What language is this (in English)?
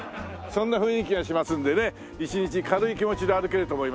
Japanese